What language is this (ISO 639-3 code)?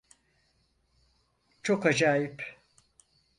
tur